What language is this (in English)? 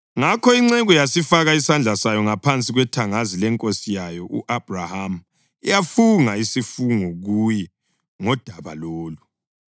North Ndebele